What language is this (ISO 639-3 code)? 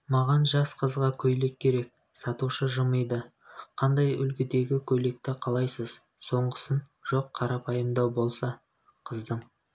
kaz